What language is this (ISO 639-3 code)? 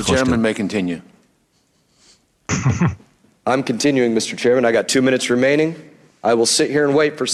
nld